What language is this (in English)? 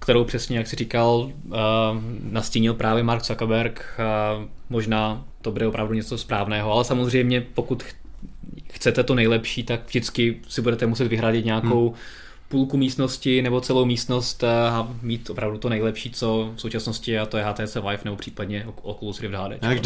Czech